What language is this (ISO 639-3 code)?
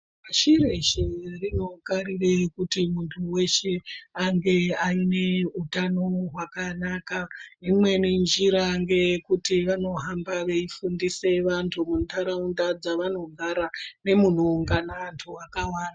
ndc